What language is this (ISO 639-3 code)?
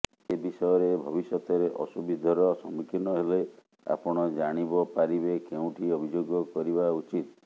ori